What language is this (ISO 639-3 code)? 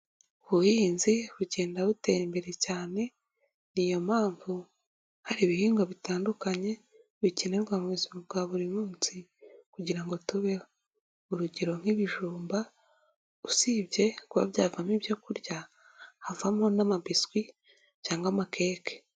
kin